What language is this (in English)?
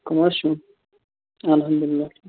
Kashmiri